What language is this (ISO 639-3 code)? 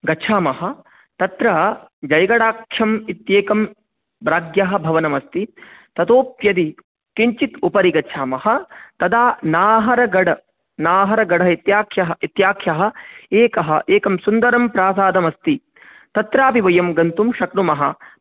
san